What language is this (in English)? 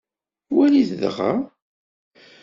Kabyle